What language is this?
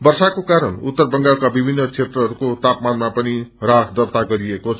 Nepali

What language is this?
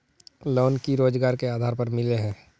Magahi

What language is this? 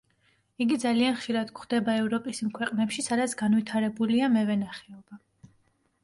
Georgian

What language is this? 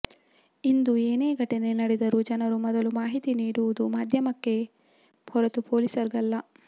Kannada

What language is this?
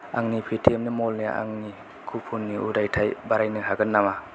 Bodo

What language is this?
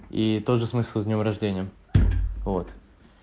Russian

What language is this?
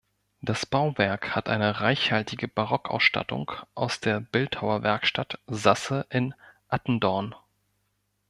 German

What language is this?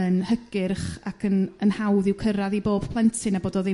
Welsh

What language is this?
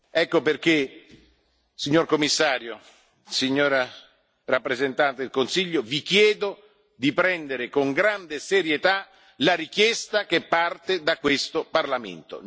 Italian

